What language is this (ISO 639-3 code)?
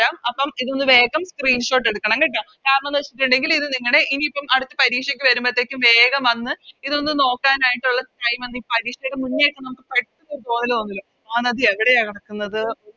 mal